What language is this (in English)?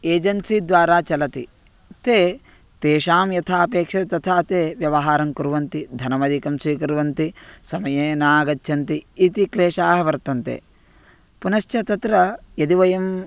Sanskrit